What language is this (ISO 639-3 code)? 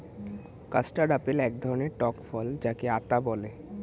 ben